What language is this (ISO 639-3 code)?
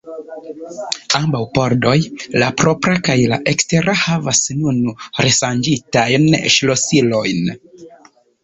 epo